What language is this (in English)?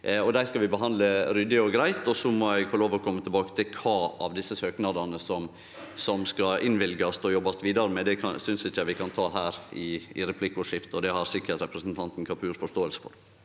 Norwegian